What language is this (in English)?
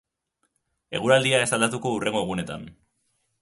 Basque